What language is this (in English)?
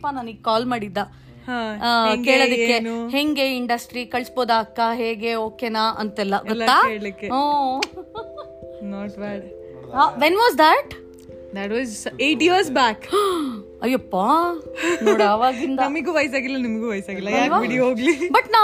Kannada